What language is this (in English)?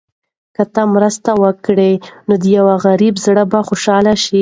Pashto